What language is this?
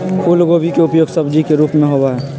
Magahi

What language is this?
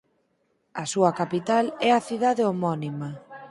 Galician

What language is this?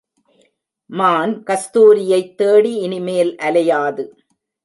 Tamil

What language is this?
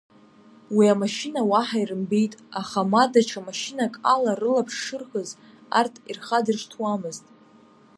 Abkhazian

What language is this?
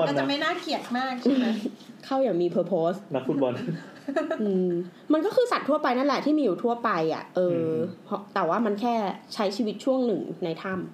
Thai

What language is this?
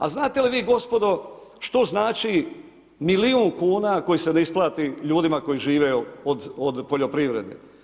Croatian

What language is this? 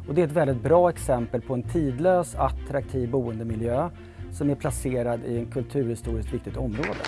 Swedish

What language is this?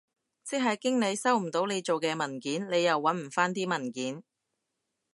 Cantonese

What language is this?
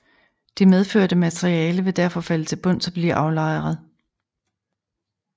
Danish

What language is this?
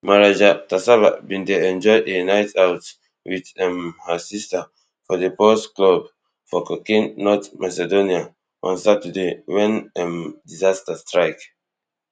Nigerian Pidgin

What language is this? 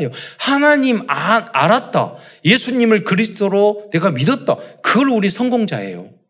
Korean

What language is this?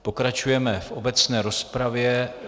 Czech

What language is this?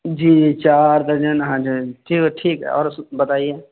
Urdu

